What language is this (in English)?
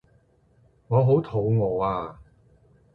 Cantonese